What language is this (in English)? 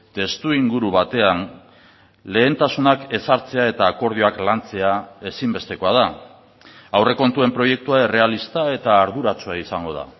Basque